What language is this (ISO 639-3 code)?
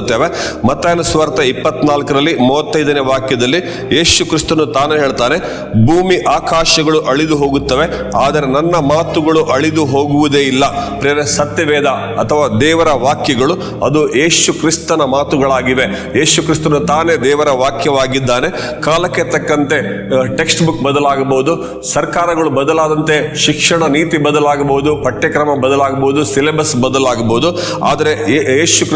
kan